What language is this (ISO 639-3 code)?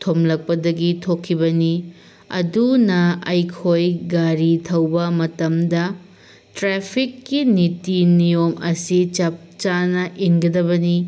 mni